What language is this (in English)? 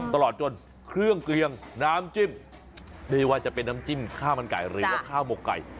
Thai